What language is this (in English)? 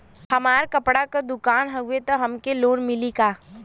Bhojpuri